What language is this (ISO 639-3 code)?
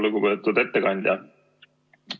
est